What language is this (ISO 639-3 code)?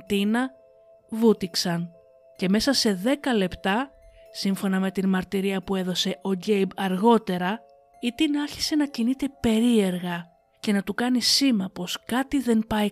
ell